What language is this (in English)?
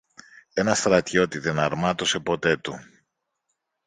Greek